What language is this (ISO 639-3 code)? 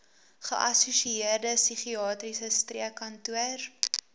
afr